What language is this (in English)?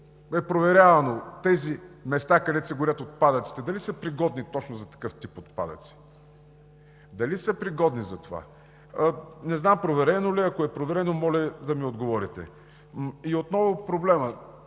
Bulgarian